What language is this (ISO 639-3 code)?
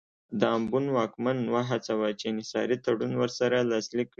pus